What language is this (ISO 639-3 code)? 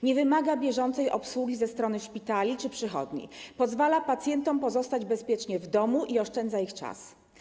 pol